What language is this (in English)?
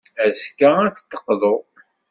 Kabyle